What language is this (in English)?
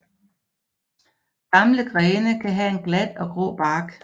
Danish